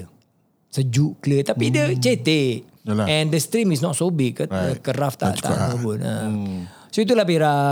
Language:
Malay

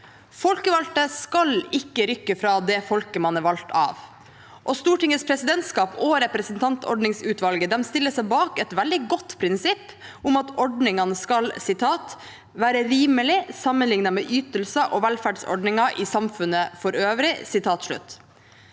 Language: Norwegian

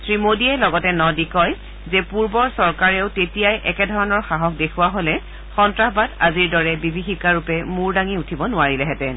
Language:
Assamese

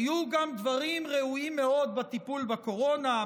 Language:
Hebrew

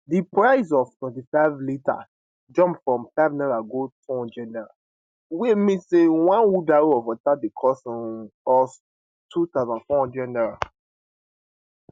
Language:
Nigerian Pidgin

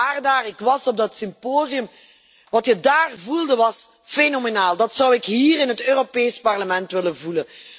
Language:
Dutch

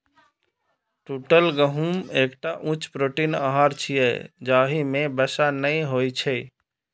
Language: Maithili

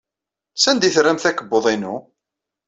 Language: Kabyle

